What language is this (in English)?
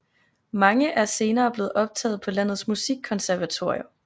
Danish